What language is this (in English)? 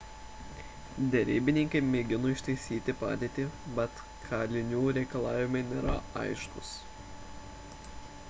Lithuanian